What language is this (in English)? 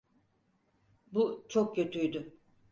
Turkish